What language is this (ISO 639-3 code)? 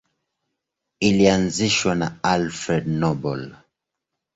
swa